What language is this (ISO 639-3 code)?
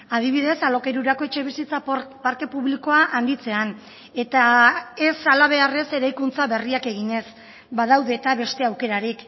eus